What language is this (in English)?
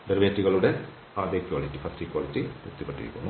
Malayalam